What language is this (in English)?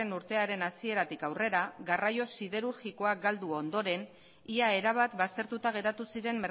Basque